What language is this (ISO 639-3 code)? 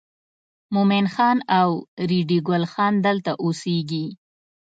pus